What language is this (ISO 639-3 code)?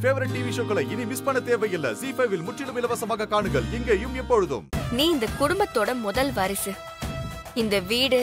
ron